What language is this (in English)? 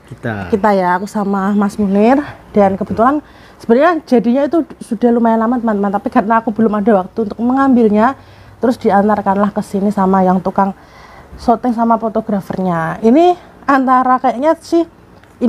Indonesian